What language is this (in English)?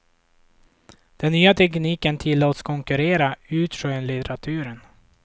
Swedish